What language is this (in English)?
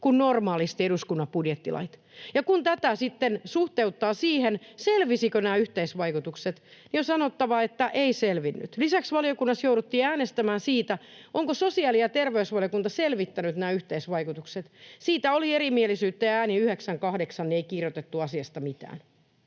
Finnish